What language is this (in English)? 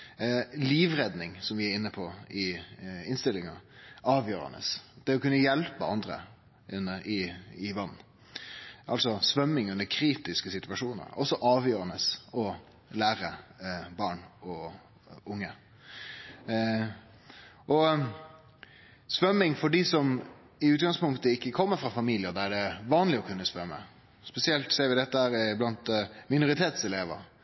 Norwegian Nynorsk